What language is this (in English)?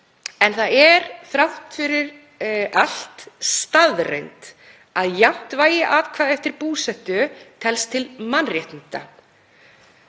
Icelandic